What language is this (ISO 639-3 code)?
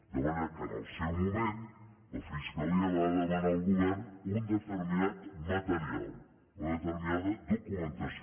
cat